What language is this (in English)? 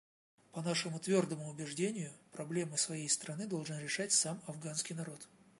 Russian